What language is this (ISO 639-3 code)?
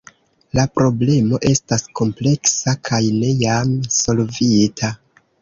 epo